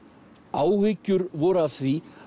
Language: Icelandic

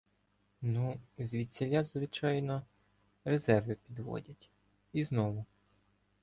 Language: Ukrainian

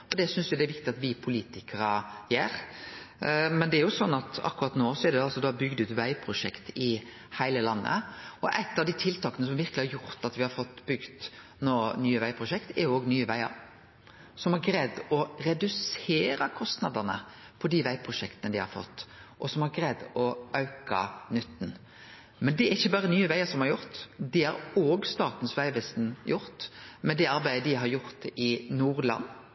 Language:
Norwegian Nynorsk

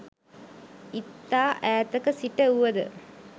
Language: Sinhala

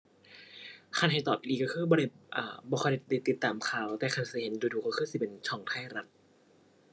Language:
Thai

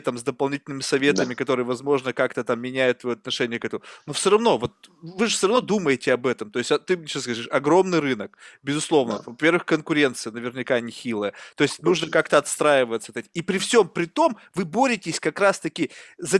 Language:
Russian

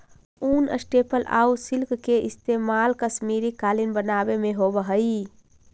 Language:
Magahi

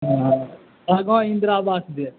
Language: Maithili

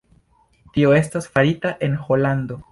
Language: Esperanto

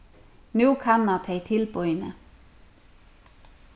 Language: Faroese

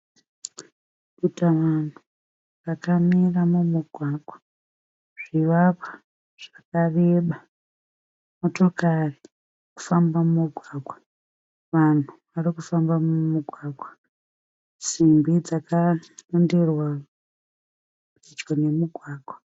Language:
Shona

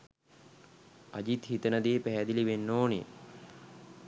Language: Sinhala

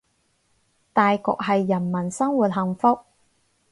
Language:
Cantonese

